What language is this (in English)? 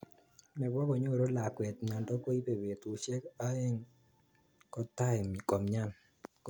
Kalenjin